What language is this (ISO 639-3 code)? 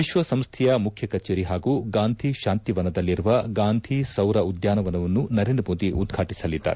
kan